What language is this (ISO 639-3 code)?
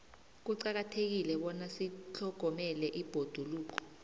nbl